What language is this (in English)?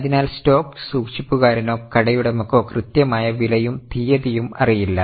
Malayalam